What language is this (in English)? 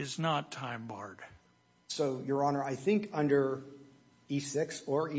English